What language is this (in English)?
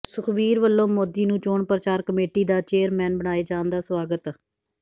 Punjabi